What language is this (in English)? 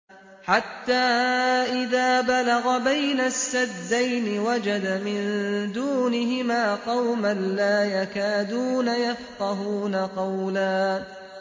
Arabic